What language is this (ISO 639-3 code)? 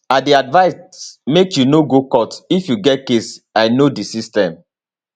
pcm